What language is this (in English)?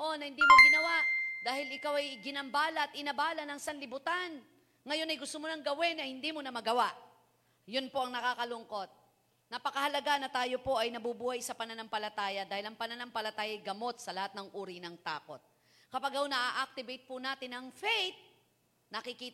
Filipino